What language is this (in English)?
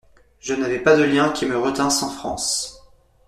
French